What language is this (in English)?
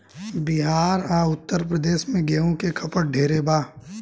Bhojpuri